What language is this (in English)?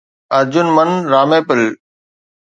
Sindhi